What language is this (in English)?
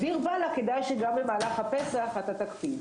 Hebrew